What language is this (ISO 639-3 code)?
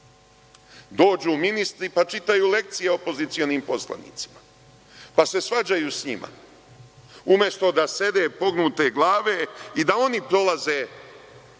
srp